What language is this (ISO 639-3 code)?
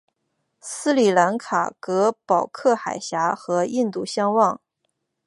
zho